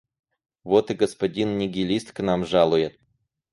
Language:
Russian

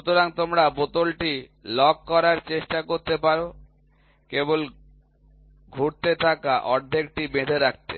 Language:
Bangla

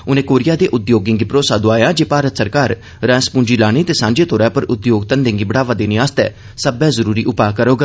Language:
Dogri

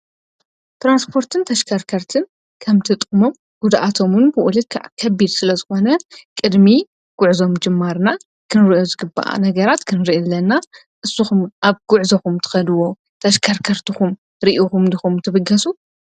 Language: Tigrinya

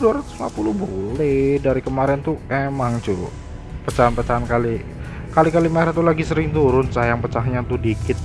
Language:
Indonesian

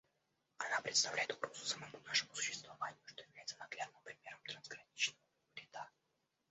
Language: Russian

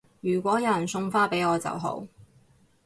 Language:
Cantonese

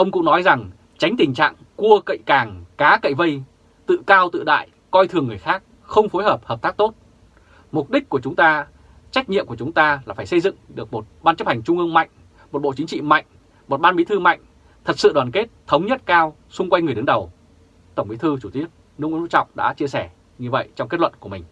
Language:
Vietnamese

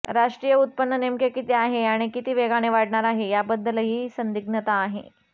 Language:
Marathi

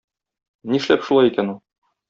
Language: Tatar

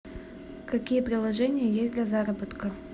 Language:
Russian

